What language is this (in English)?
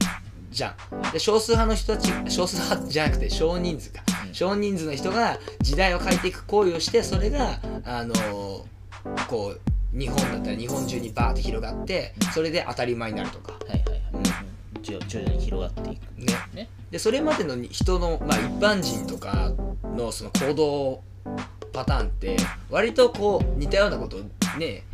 Japanese